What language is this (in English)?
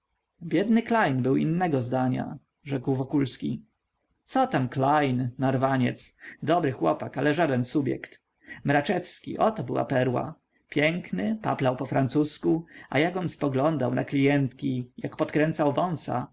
Polish